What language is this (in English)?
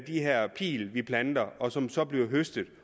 Danish